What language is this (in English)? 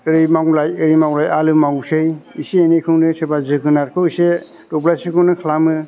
Bodo